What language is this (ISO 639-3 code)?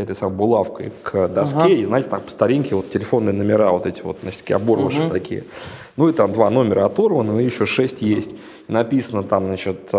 rus